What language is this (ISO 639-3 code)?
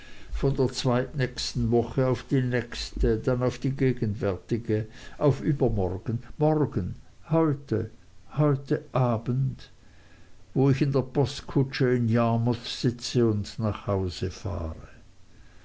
deu